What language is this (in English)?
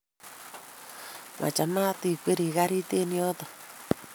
Kalenjin